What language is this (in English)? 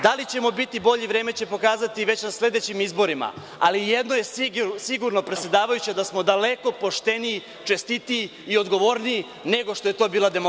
Serbian